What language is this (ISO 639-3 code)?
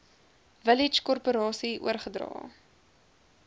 afr